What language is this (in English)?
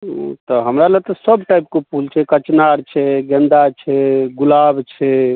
Maithili